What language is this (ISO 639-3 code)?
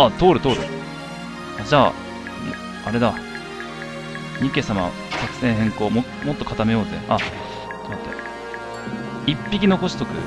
jpn